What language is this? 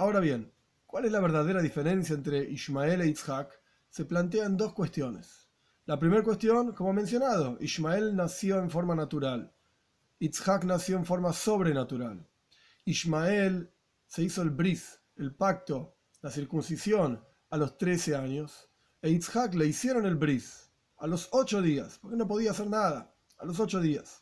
Spanish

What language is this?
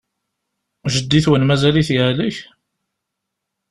Kabyle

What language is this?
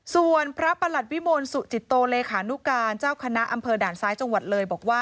Thai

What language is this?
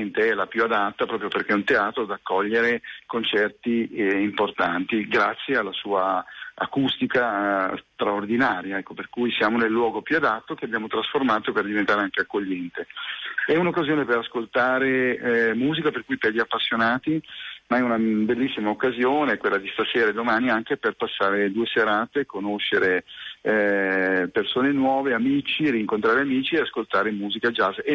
Italian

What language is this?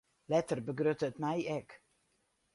Western Frisian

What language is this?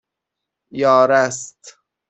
Persian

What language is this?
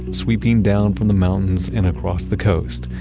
English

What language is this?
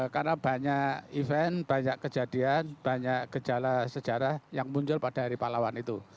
Indonesian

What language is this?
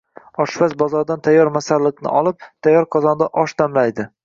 Uzbek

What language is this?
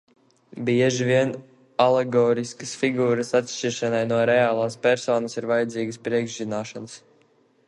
Latvian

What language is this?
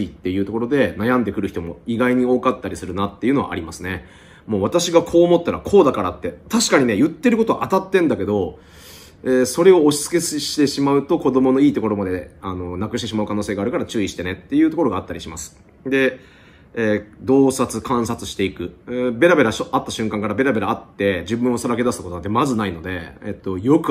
Japanese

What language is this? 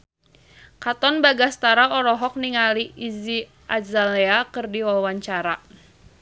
Sundanese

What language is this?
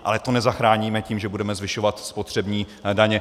Czech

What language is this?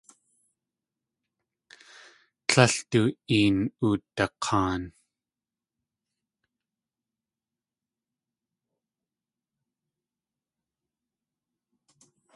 Tlingit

